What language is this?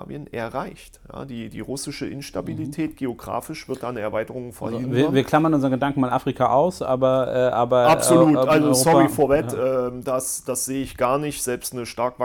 German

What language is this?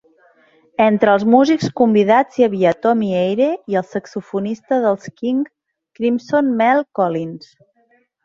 Catalan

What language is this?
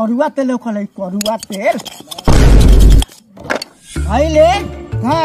Hindi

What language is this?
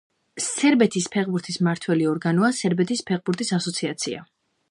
Georgian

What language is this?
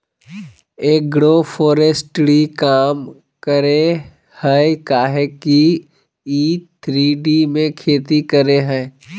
Magahi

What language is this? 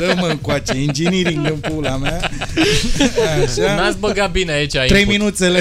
Romanian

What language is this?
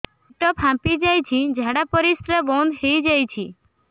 Odia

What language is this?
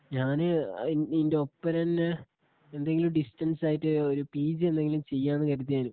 Malayalam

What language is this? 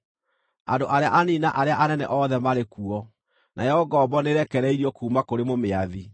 Kikuyu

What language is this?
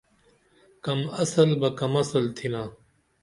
Dameli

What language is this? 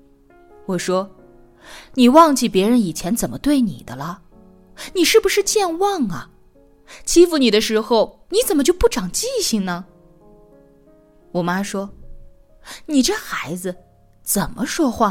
Chinese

